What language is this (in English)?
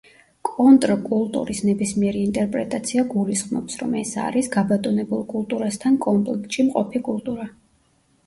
Georgian